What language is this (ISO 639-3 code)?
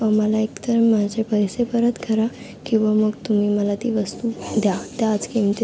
mar